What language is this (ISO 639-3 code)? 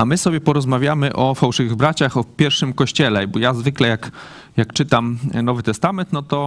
pol